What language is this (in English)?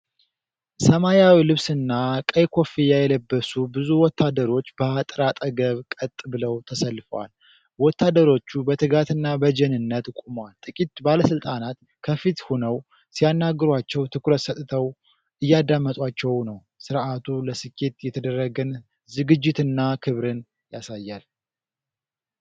Amharic